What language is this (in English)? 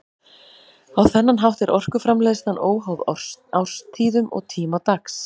Icelandic